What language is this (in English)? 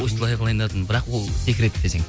Kazakh